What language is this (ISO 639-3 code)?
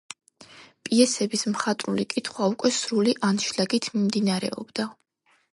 kat